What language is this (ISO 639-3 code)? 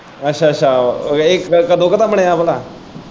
pan